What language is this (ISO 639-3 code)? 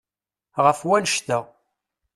kab